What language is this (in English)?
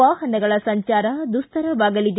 Kannada